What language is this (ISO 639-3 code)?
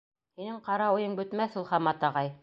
bak